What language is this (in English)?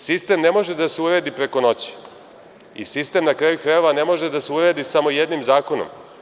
Serbian